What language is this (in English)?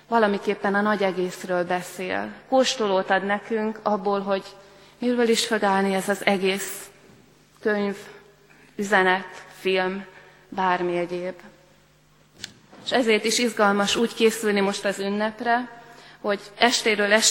Hungarian